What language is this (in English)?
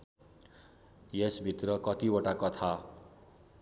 Nepali